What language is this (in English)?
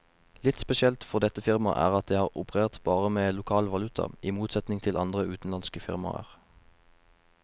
Norwegian